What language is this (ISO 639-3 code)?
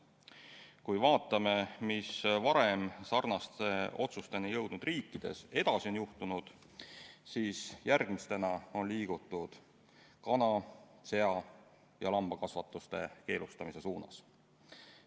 est